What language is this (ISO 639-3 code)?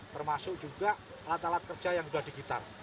ind